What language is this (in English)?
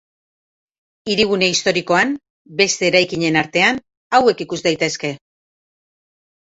Basque